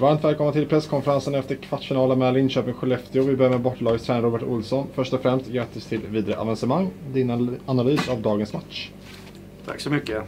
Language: Swedish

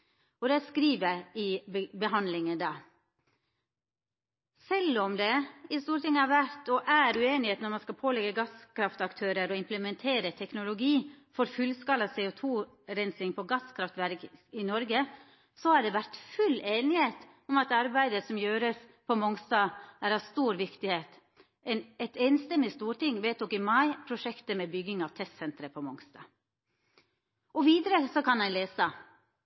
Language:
Norwegian Nynorsk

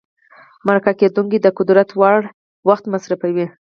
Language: Pashto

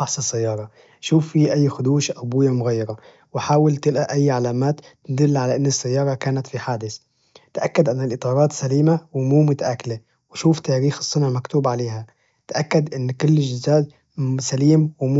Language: Najdi Arabic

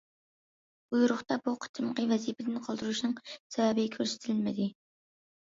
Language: Uyghur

